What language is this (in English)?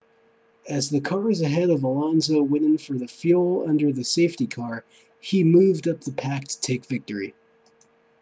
English